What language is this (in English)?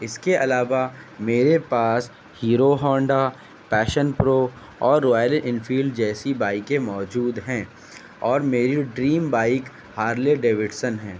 Urdu